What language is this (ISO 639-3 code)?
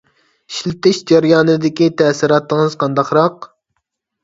uig